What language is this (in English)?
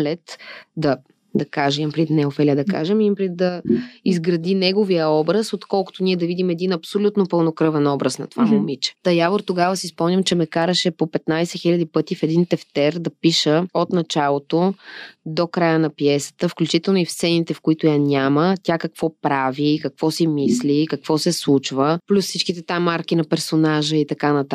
Bulgarian